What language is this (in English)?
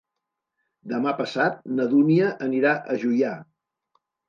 Catalan